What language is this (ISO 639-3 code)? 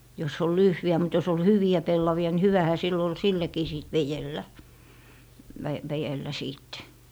fin